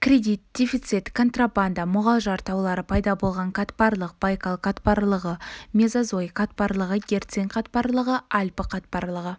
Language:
Kazakh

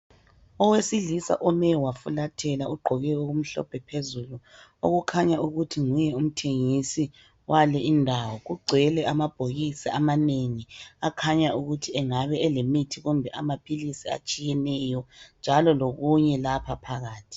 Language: North Ndebele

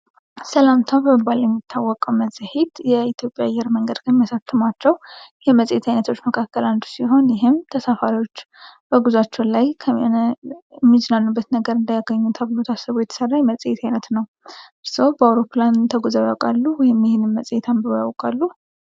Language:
Amharic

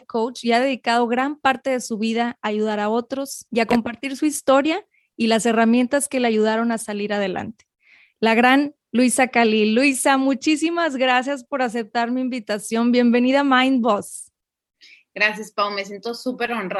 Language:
Spanish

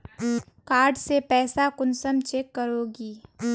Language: Magahi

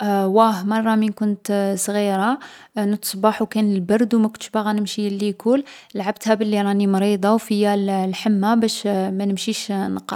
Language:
Algerian Arabic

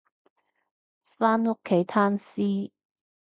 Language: Cantonese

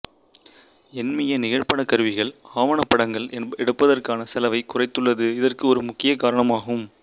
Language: Tamil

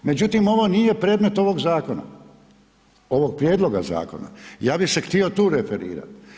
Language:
Croatian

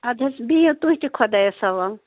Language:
Kashmiri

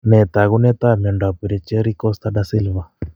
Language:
Kalenjin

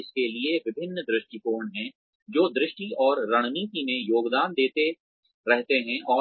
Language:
Hindi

